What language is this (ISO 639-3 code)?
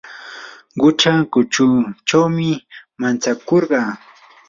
qur